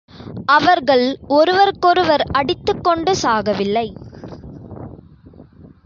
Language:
Tamil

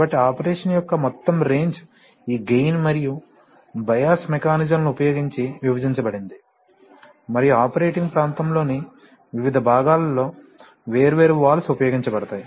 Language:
Telugu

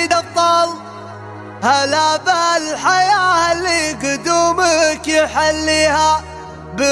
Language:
Arabic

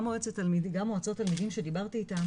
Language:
Hebrew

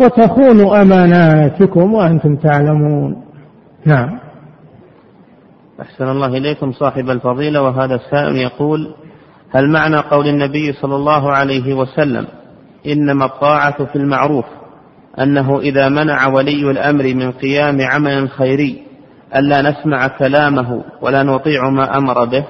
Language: Arabic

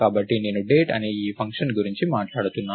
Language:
Telugu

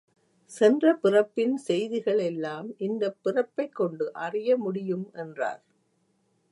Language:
Tamil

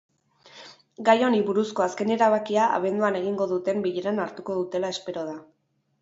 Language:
Basque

